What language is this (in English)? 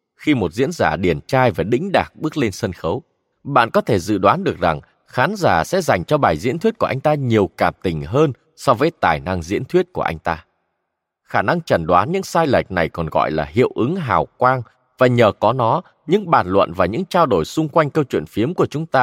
Vietnamese